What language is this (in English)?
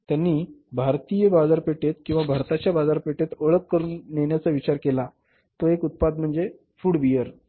Marathi